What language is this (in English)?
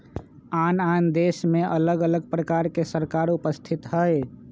Magahi